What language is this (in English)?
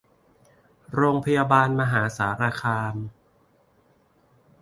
Thai